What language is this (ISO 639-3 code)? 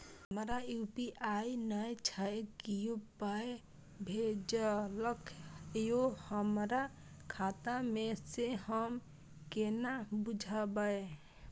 mai